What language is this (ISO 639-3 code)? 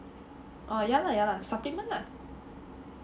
eng